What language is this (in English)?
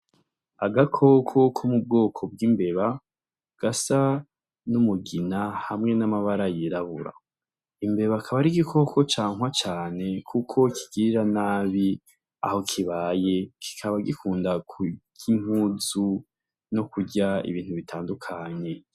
Rundi